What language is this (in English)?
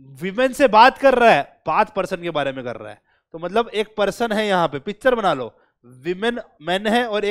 Hindi